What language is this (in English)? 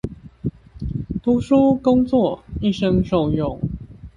Chinese